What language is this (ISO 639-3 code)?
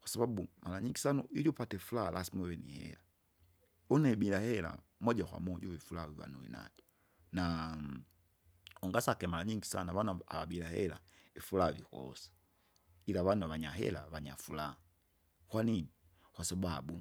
zga